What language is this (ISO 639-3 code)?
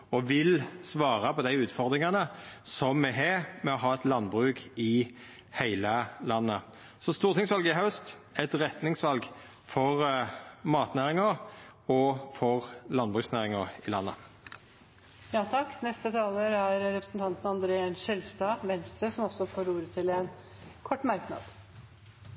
nor